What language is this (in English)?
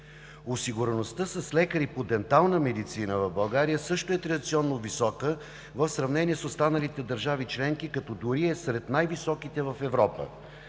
Bulgarian